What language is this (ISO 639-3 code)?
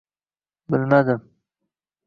uzb